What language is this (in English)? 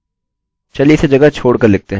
Hindi